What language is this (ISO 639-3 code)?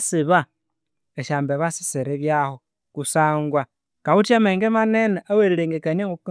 koo